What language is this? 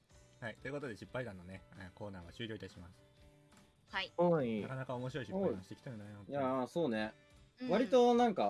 Japanese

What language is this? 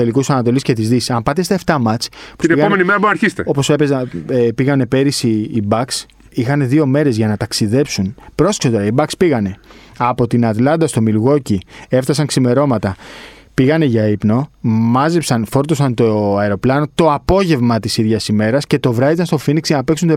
Greek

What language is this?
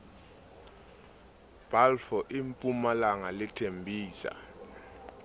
Southern Sotho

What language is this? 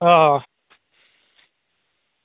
Dogri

